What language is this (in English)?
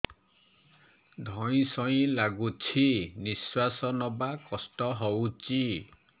Odia